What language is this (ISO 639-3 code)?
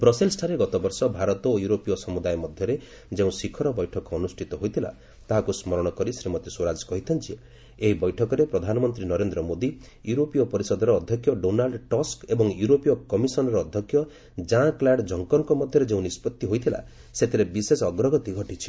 ori